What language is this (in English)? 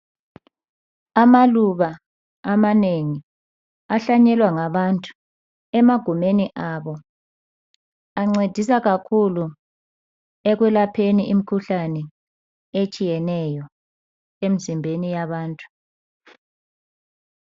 North Ndebele